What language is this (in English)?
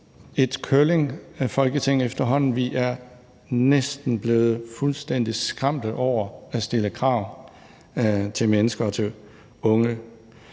Danish